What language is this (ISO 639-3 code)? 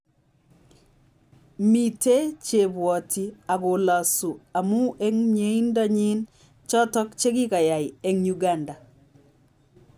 kln